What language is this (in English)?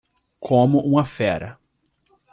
Portuguese